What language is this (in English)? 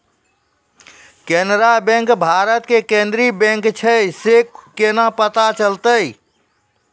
Maithili